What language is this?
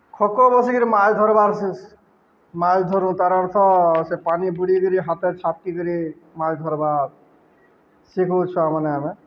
Odia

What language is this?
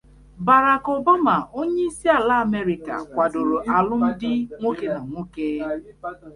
Igbo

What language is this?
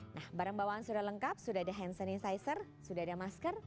Indonesian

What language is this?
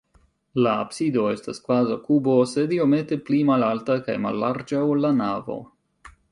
Esperanto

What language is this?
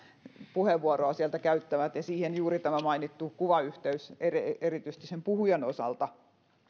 Finnish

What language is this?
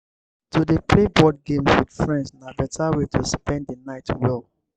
Nigerian Pidgin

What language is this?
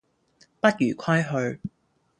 Cantonese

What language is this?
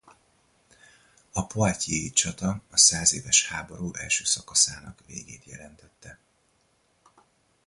Hungarian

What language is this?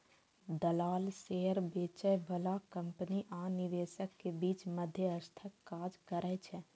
Maithili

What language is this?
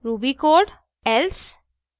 Hindi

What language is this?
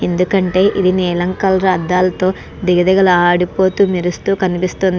Telugu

